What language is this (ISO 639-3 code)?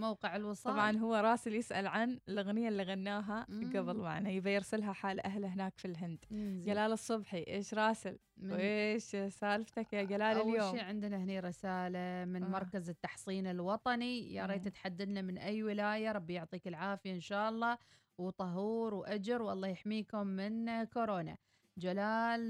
ara